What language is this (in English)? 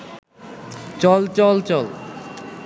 Bangla